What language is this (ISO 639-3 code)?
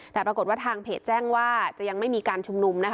tha